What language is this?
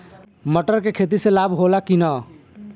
Bhojpuri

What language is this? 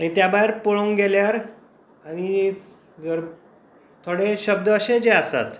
Konkani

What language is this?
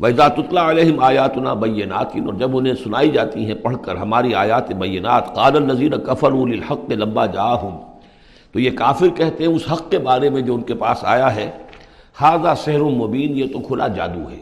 Urdu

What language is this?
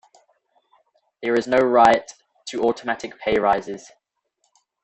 English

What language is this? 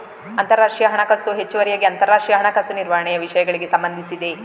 Kannada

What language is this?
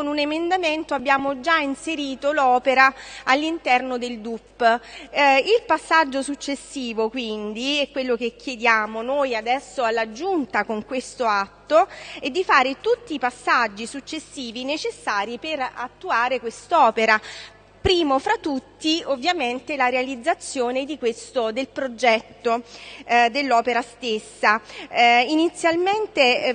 Italian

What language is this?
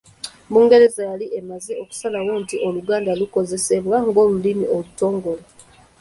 Ganda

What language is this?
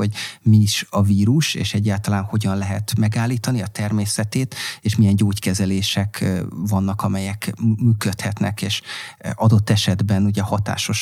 Hungarian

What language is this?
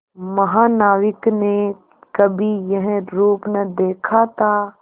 Hindi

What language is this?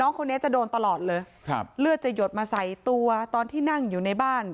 Thai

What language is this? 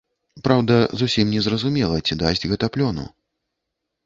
Belarusian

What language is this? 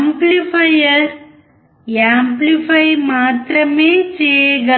Telugu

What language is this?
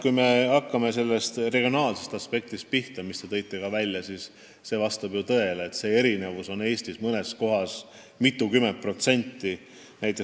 Estonian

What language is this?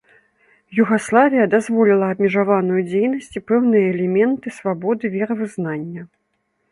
Belarusian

